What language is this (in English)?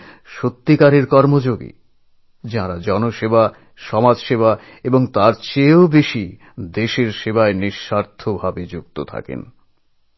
Bangla